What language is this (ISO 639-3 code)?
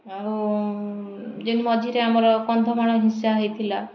ori